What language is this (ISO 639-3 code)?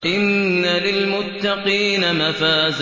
ara